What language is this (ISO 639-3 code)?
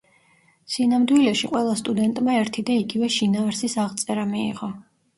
kat